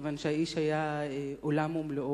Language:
Hebrew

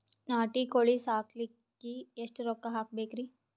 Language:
Kannada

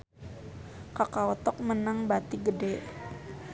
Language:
Sundanese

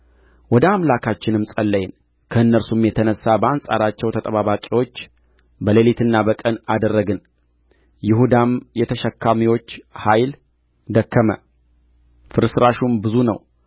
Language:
Amharic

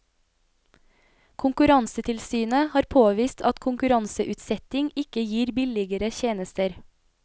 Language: Norwegian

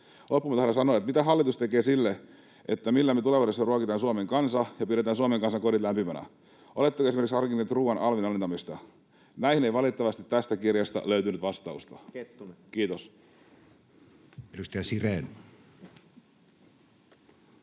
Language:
Finnish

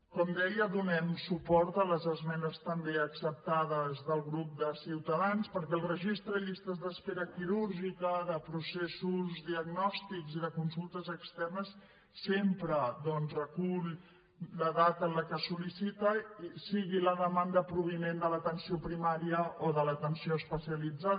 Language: Catalan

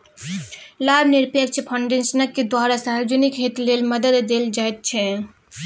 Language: Maithili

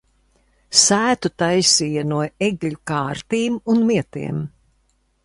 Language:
Latvian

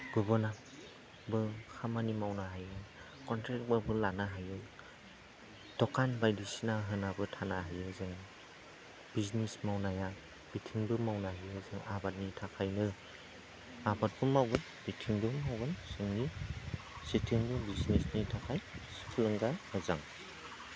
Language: Bodo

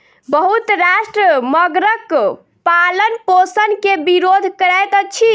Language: Maithili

